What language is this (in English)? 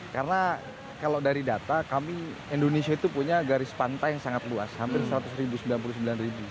Indonesian